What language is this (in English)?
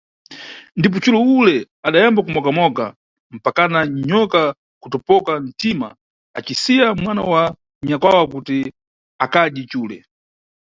Nyungwe